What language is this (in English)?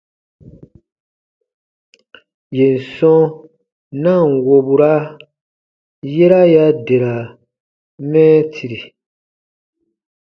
Baatonum